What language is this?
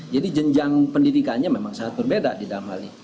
Indonesian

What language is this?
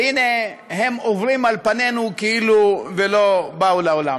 Hebrew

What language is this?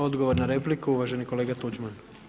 Croatian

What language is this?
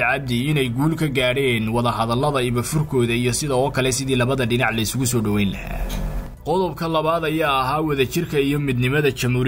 Arabic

